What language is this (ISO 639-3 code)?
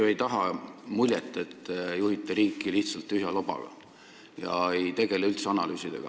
est